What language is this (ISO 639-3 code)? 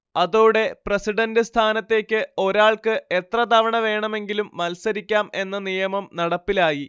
mal